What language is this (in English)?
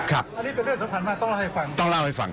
Thai